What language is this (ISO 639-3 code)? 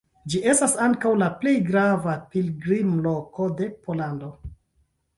epo